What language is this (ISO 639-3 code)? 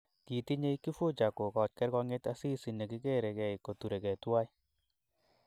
kln